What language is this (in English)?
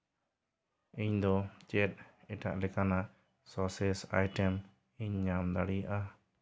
Santali